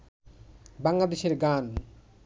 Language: Bangla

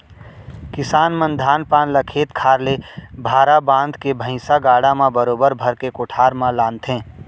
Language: Chhattisgarhi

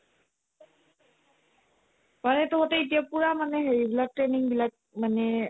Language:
Assamese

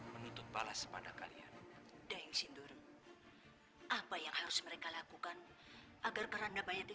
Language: Indonesian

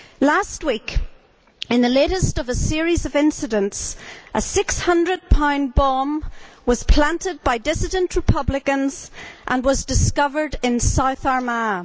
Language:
English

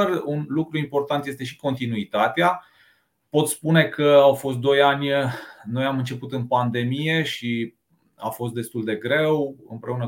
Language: Romanian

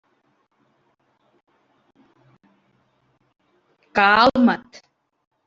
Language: Catalan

